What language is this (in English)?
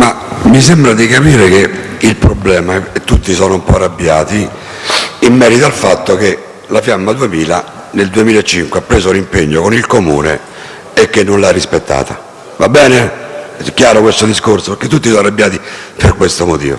Italian